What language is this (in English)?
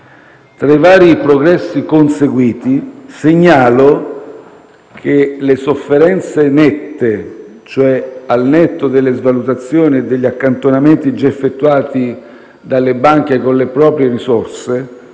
Italian